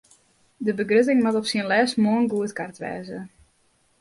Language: Western Frisian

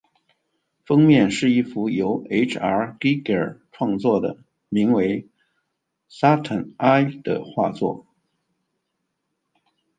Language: Chinese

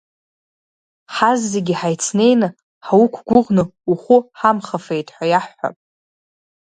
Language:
Abkhazian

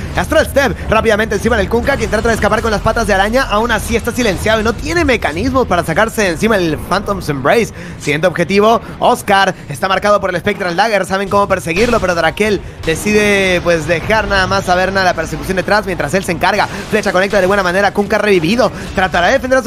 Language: Spanish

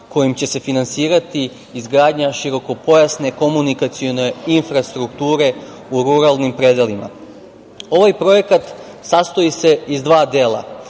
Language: Serbian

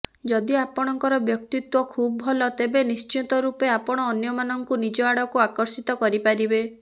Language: Odia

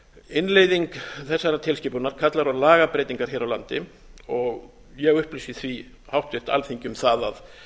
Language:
Icelandic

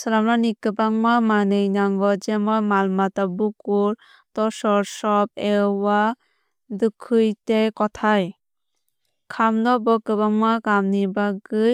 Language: Kok Borok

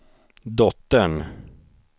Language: Swedish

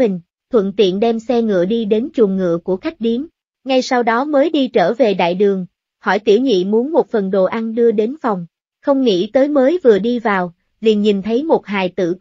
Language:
Vietnamese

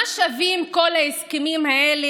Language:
Hebrew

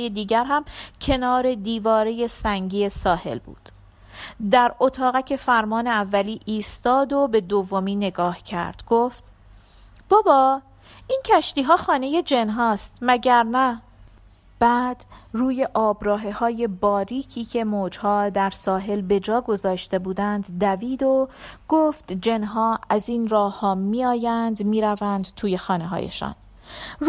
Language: Persian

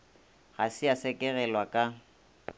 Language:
Northern Sotho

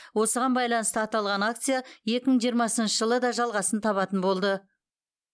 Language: Kazakh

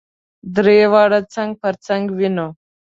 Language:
Pashto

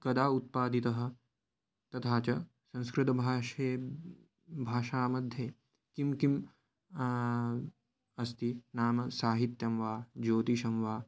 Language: Sanskrit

